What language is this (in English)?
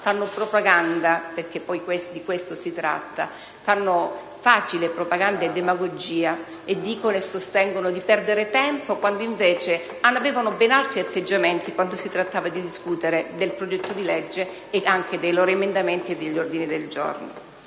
Italian